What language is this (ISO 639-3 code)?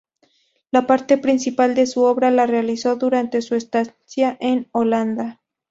spa